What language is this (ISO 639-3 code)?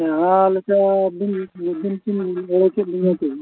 sat